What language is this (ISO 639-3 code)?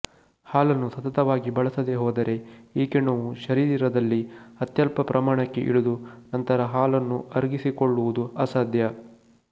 kan